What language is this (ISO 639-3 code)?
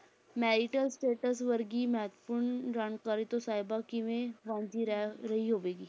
pan